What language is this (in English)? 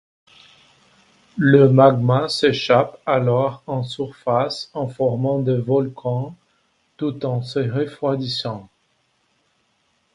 French